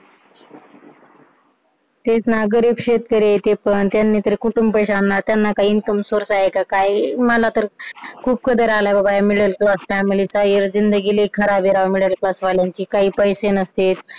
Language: Marathi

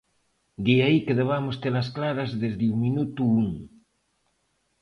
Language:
Galician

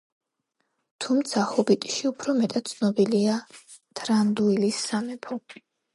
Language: Georgian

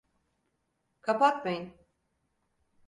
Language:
Turkish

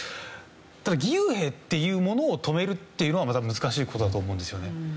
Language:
Japanese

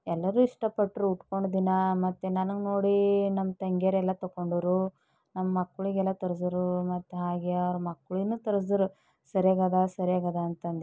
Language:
Kannada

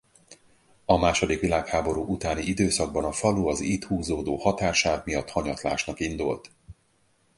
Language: Hungarian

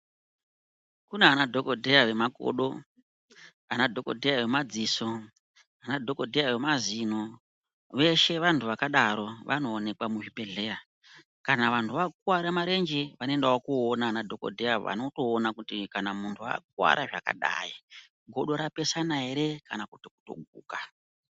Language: Ndau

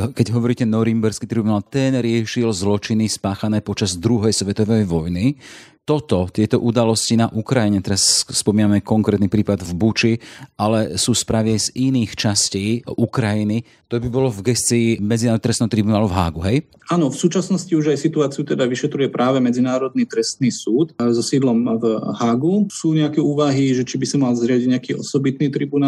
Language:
Slovak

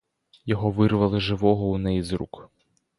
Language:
Ukrainian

